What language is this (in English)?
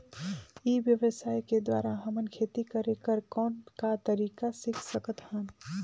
Chhattisgarhi